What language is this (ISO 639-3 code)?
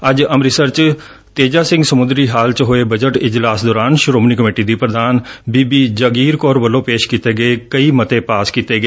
pan